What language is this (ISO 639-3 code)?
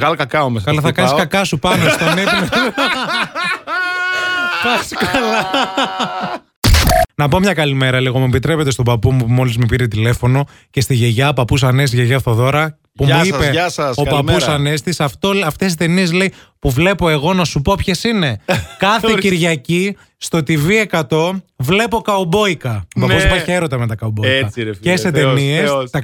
ell